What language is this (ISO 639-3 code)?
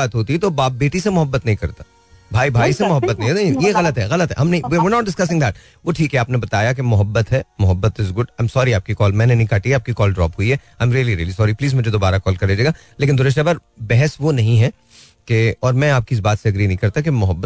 hin